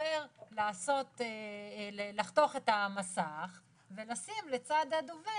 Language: Hebrew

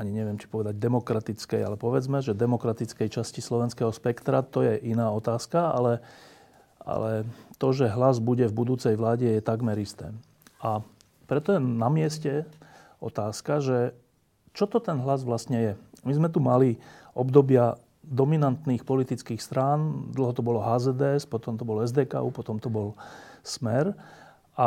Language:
Slovak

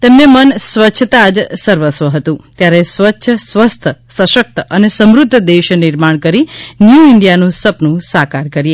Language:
Gujarati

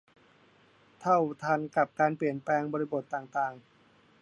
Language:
Thai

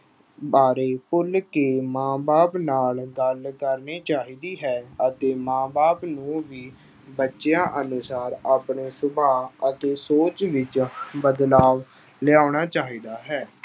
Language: Punjabi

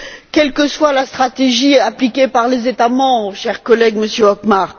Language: French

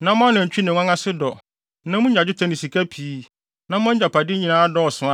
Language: Akan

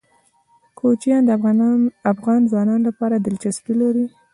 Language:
Pashto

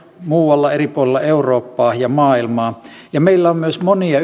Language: Finnish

